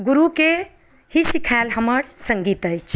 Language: Maithili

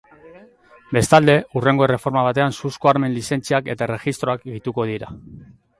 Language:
Basque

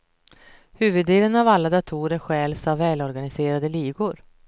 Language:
Swedish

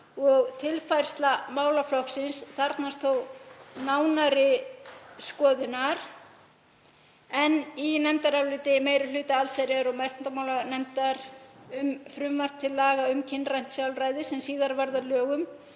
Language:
Icelandic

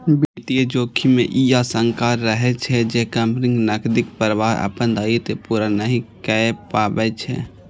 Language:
Maithili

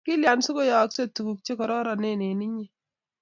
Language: Kalenjin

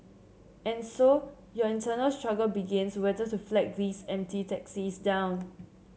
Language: English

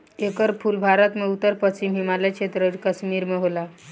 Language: Bhojpuri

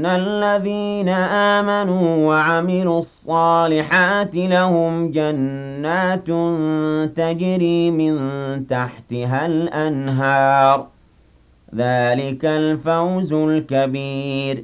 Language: Arabic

